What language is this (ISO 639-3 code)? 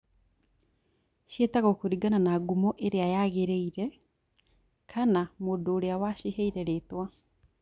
kik